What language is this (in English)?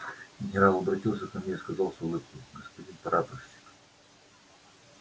Russian